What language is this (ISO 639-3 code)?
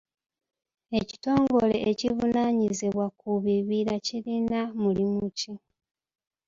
lug